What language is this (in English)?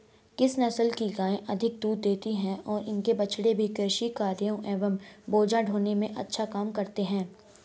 Hindi